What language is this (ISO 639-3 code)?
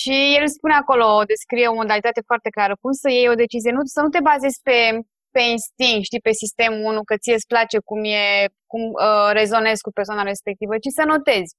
ron